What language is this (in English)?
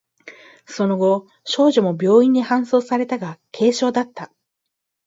Japanese